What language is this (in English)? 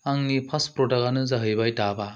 Bodo